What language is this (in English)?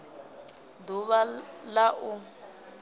Venda